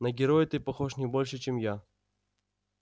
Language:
Russian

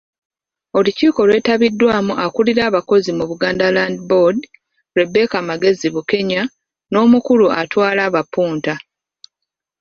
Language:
Ganda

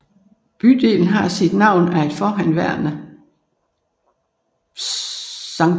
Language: Danish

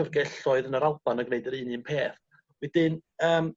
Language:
Welsh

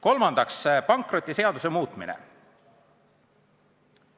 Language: Estonian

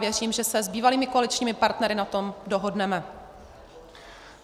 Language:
Czech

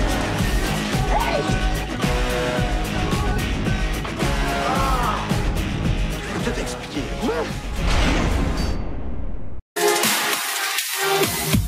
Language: French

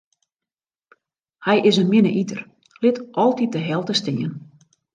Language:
Western Frisian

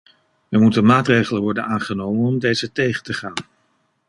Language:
Dutch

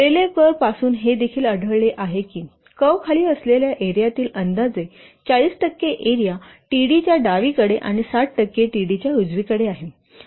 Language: Marathi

